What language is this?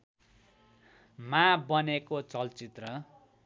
Nepali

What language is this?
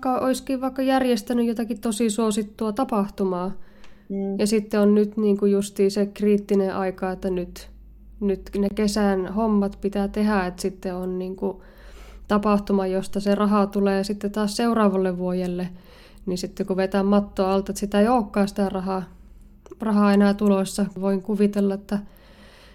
Finnish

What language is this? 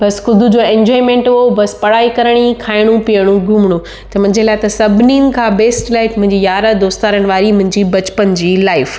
Sindhi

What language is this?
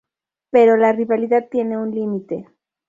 Spanish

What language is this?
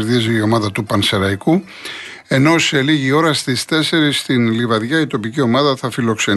Greek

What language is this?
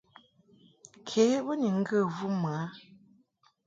Mungaka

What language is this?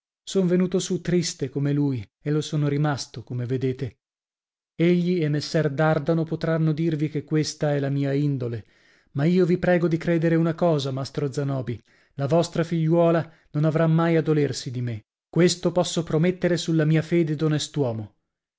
Italian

